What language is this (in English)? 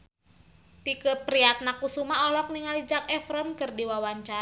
Sundanese